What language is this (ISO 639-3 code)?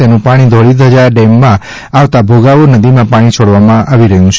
guj